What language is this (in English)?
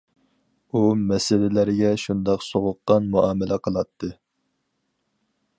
Uyghur